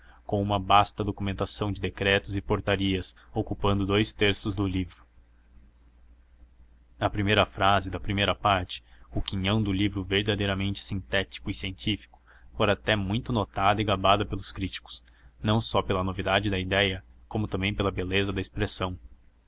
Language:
Portuguese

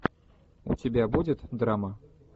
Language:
Russian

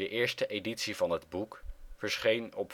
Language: Dutch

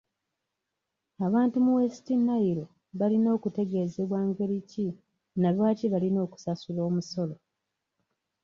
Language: Ganda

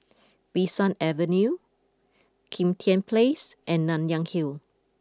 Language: English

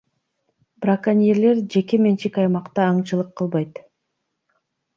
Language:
Kyrgyz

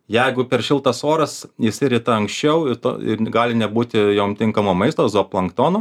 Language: Lithuanian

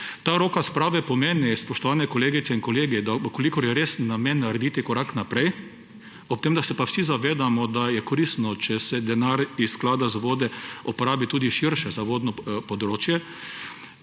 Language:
Slovenian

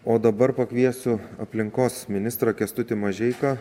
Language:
Lithuanian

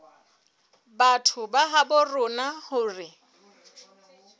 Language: Southern Sotho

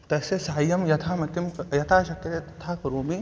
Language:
Sanskrit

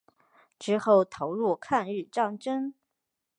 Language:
Chinese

